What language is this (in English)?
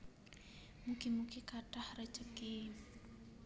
Javanese